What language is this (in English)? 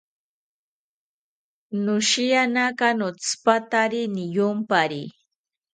South Ucayali Ashéninka